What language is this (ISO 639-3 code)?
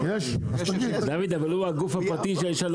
heb